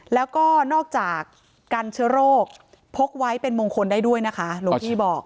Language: Thai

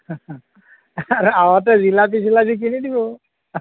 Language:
Assamese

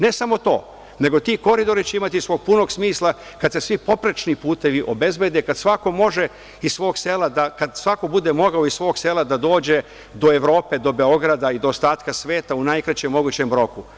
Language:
Serbian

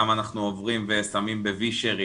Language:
Hebrew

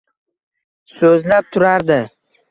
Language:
Uzbek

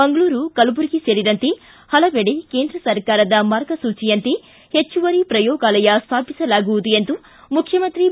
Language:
Kannada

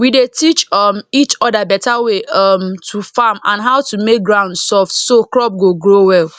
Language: Nigerian Pidgin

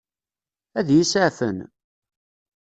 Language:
Kabyle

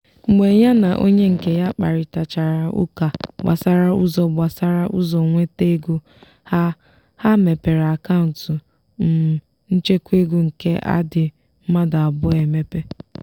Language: Igbo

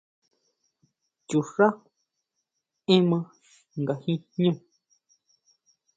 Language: Huautla Mazatec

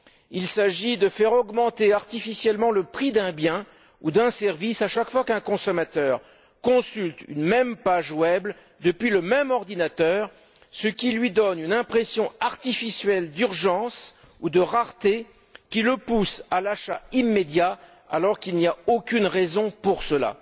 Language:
French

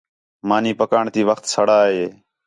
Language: Khetrani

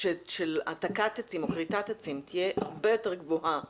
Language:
Hebrew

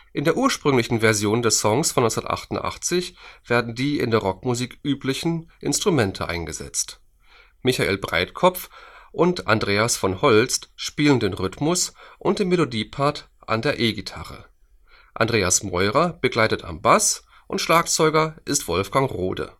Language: German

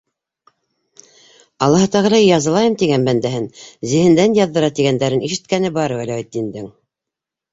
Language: Bashkir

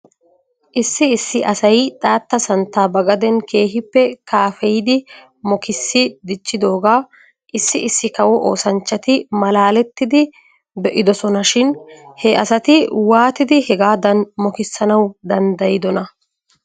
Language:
Wolaytta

